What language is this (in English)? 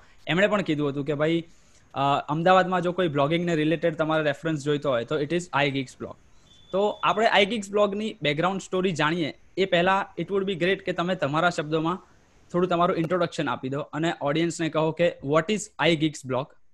Gujarati